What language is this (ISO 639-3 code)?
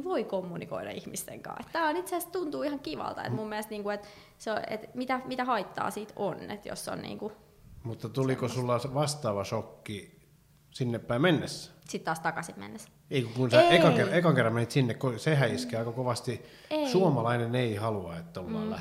fin